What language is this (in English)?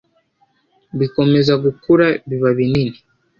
Kinyarwanda